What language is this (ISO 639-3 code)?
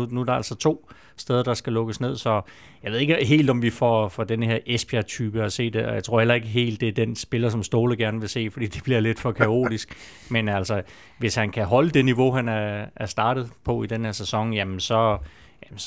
dan